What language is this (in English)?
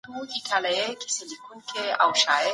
Pashto